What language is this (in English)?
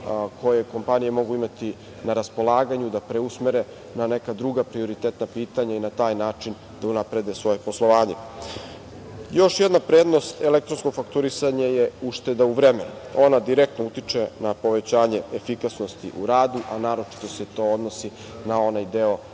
Serbian